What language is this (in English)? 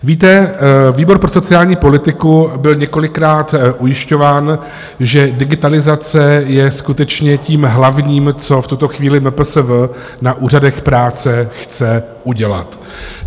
Czech